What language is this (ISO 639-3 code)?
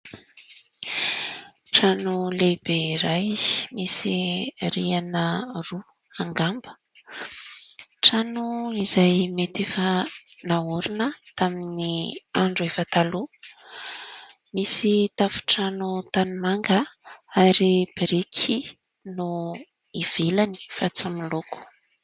mlg